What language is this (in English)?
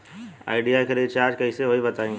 Bhojpuri